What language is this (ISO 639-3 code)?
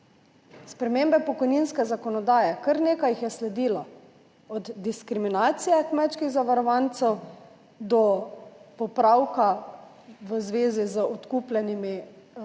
slv